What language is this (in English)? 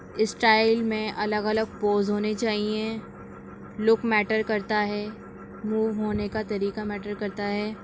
Urdu